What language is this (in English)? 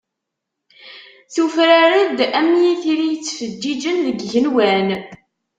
Kabyle